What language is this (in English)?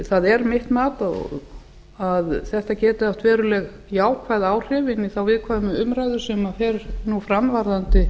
Icelandic